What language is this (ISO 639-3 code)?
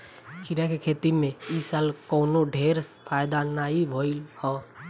bho